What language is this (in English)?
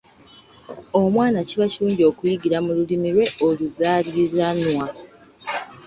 Ganda